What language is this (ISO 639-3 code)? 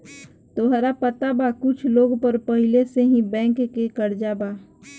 bho